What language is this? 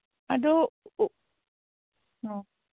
Manipuri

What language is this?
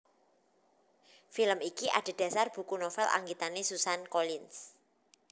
Javanese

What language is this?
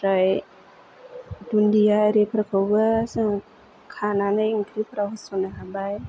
Bodo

